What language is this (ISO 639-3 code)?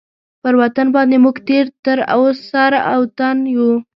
pus